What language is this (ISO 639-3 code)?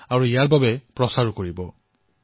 asm